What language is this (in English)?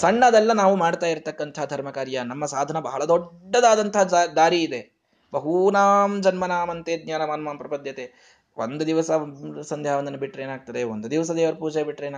Kannada